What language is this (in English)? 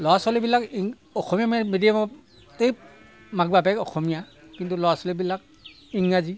Assamese